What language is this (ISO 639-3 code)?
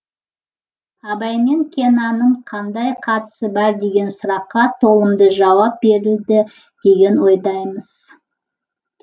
kaz